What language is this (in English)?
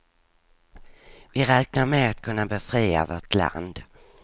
Swedish